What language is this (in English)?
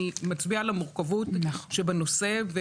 Hebrew